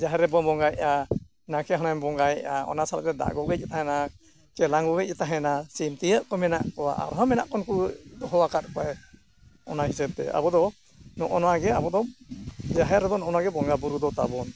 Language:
Santali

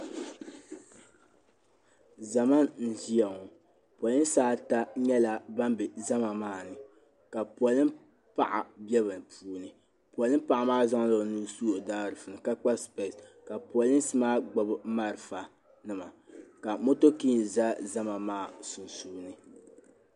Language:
Dagbani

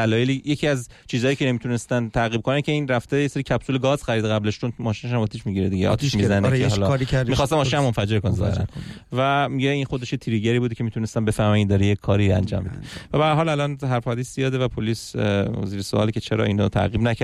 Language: Persian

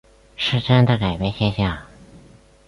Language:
Chinese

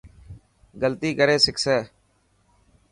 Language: Dhatki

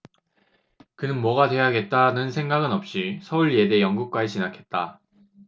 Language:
Korean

